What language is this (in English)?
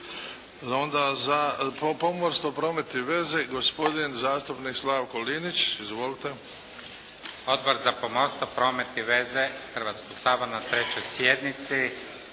Croatian